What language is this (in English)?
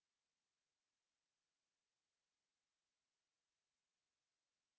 Hindi